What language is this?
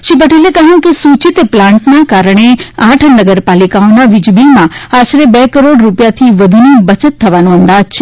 Gujarati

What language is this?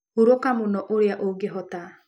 Kikuyu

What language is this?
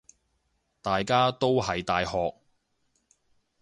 Cantonese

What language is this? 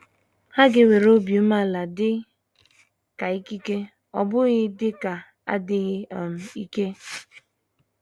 Igbo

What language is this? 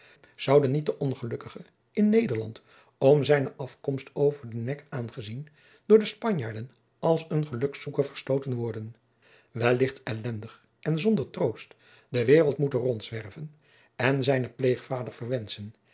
Dutch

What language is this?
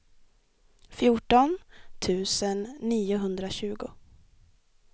Swedish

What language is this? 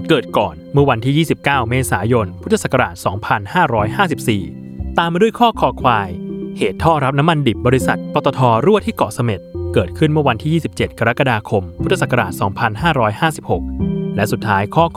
Thai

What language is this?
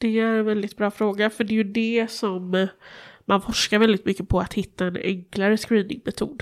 Swedish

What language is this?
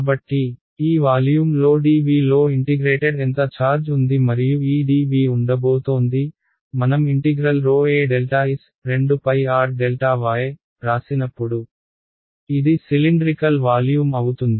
Telugu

